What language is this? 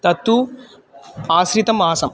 Sanskrit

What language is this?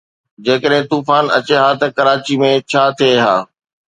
Sindhi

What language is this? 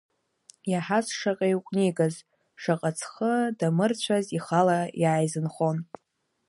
Abkhazian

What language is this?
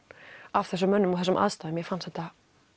Icelandic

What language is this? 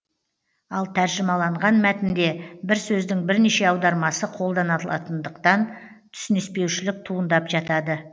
Kazakh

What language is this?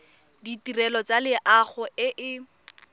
Tswana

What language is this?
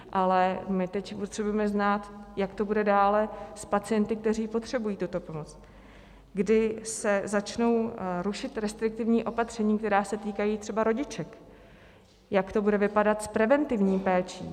Czech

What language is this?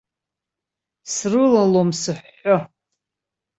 Abkhazian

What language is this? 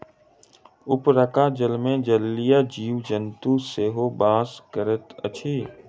Maithili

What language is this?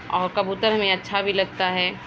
Urdu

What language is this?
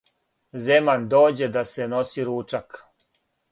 Serbian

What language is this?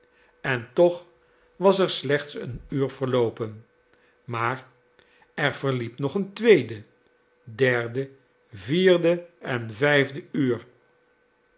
Dutch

